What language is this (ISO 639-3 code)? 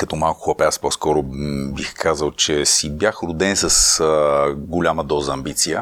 bul